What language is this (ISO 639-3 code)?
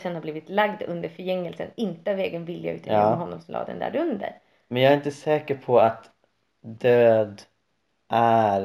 swe